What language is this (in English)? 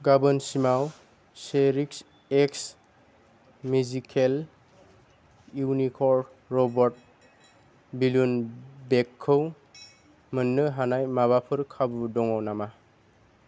Bodo